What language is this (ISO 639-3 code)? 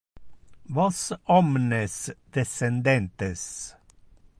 ina